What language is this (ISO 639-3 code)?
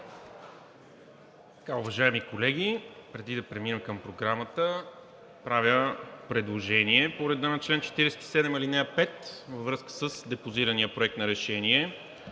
bul